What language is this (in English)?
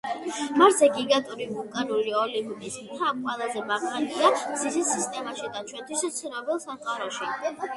Georgian